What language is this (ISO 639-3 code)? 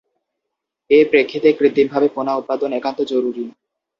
ben